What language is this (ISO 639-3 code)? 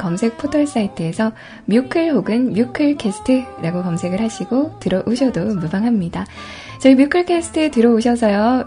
kor